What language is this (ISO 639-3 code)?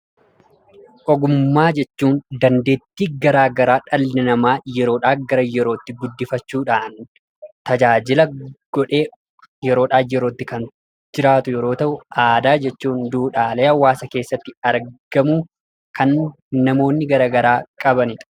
orm